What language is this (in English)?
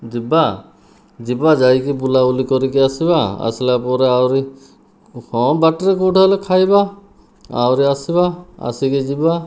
Odia